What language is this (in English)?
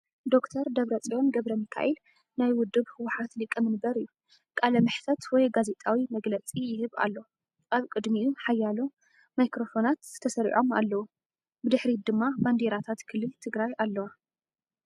Tigrinya